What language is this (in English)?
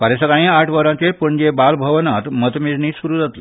Konkani